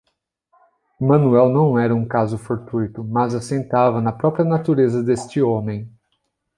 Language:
Portuguese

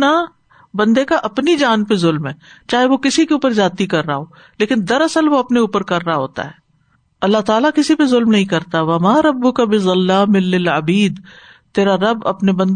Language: Urdu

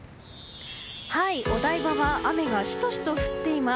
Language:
Japanese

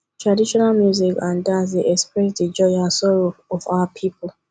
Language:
Nigerian Pidgin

